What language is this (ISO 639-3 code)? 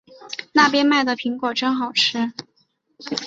zho